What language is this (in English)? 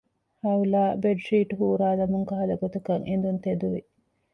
Divehi